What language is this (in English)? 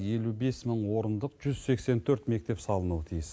Kazakh